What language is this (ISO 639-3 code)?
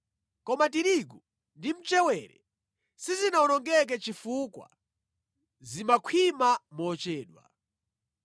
nya